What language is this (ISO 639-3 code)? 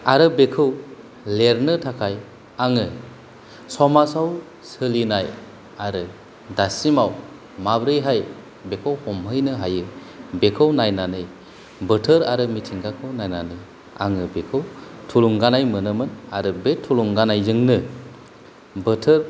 brx